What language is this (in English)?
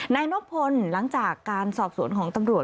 Thai